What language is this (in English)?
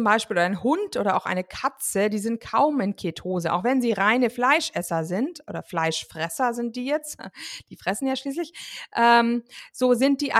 German